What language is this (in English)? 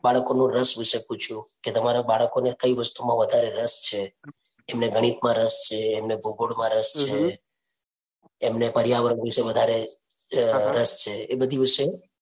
Gujarati